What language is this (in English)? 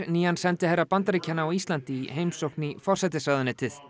Icelandic